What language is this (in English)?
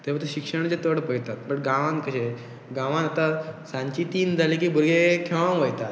Konkani